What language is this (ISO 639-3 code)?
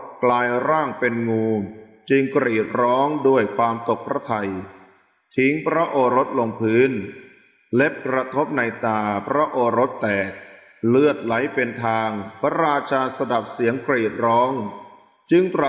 tha